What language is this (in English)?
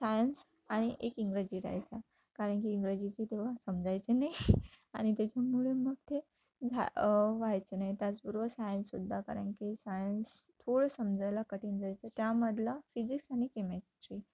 Marathi